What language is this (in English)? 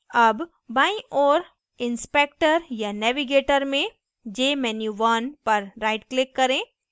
Hindi